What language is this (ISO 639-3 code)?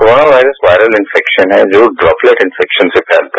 hin